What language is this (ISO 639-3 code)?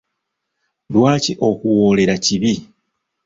lug